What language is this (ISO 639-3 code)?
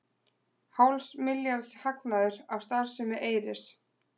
isl